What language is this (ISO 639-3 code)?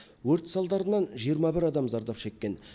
kaz